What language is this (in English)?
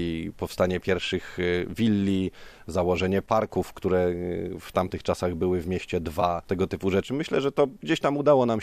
Polish